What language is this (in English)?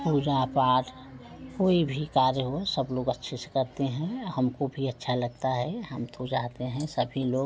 Hindi